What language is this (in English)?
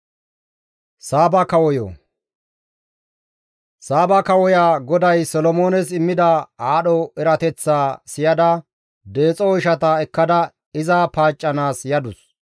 Gamo